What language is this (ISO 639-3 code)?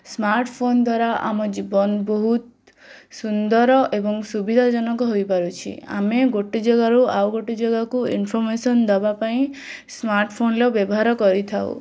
ori